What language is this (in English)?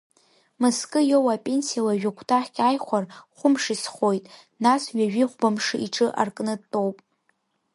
Abkhazian